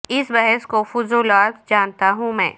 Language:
Urdu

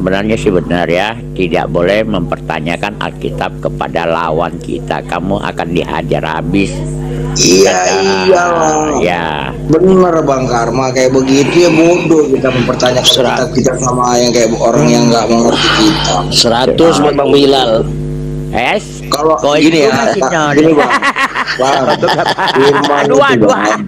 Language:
Indonesian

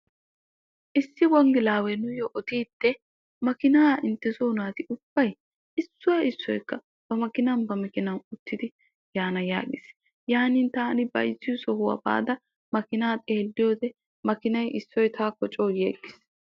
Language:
Wolaytta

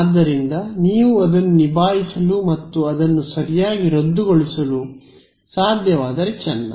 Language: Kannada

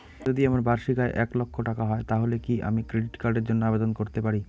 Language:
Bangla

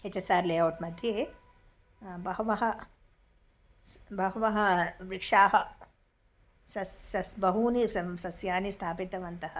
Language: Sanskrit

